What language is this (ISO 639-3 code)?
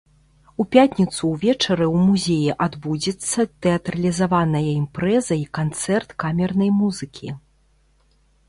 bel